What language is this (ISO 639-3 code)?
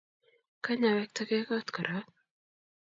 kln